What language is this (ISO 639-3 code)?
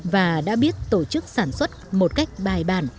vie